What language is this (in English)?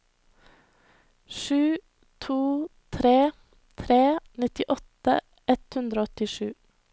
Norwegian